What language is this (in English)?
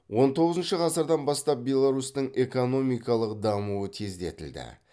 Kazakh